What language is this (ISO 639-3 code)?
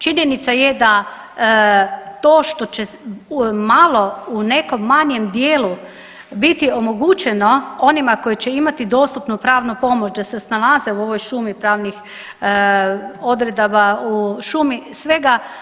hrv